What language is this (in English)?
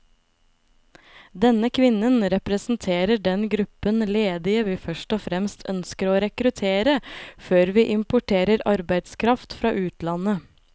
Norwegian